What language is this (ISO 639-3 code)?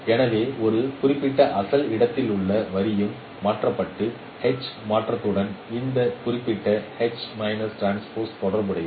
tam